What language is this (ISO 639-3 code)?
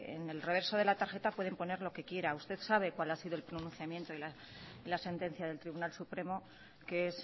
spa